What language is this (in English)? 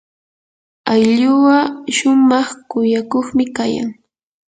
Yanahuanca Pasco Quechua